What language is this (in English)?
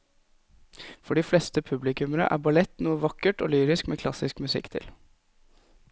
Norwegian